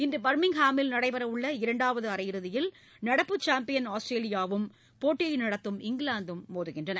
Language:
Tamil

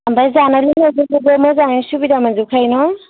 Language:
Bodo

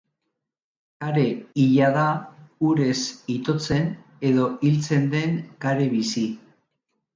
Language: Basque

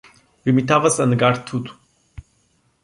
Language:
Portuguese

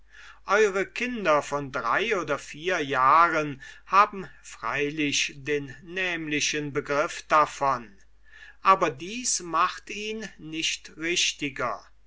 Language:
German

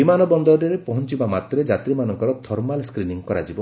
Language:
Odia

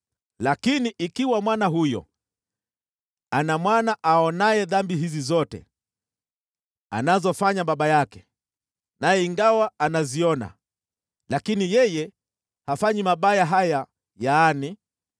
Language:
Swahili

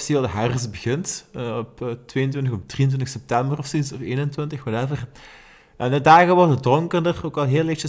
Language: Dutch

